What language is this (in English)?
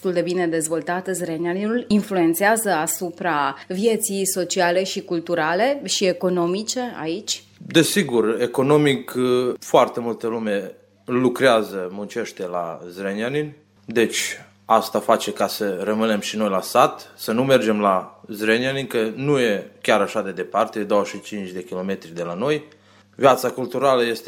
Romanian